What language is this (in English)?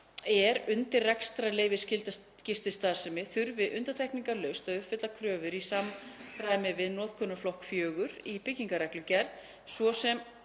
Icelandic